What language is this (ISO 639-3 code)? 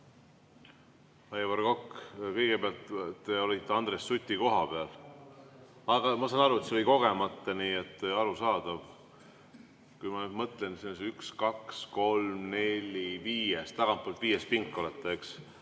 est